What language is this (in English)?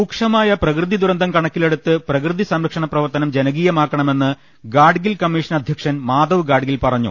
Malayalam